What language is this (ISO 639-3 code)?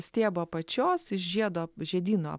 lit